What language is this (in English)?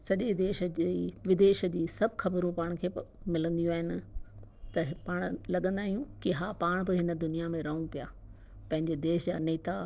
Sindhi